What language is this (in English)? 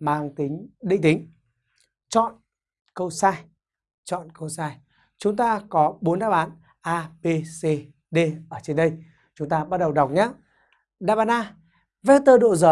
Vietnamese